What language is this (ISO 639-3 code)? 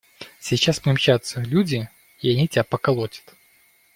rus